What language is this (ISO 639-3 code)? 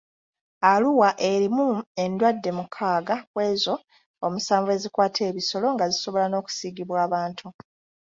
lug